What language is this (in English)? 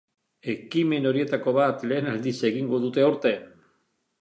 Basque